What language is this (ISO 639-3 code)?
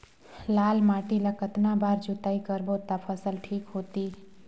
hne